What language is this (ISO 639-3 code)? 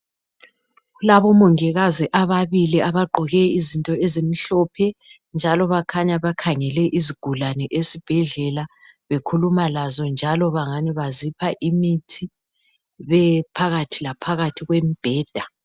nde